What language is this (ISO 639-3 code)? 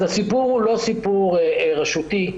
heb